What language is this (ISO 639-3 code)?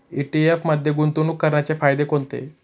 mar